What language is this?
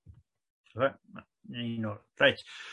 Welsh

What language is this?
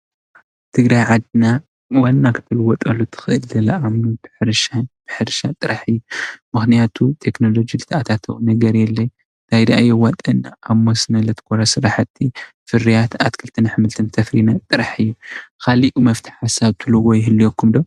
Tigrinya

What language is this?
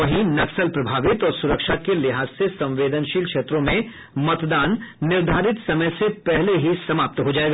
Hindi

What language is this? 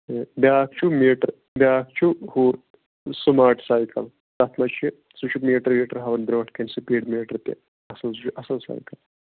Kashmiri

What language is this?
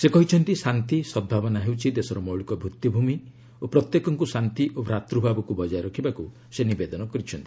Odia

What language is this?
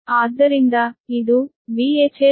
Kannada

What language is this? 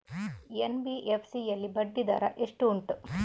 Kannada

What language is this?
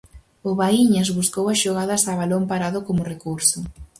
Galician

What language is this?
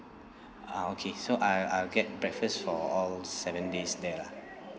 English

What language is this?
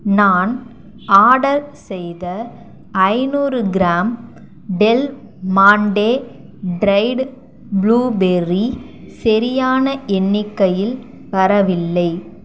Tamil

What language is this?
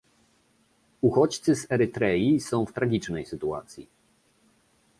Polish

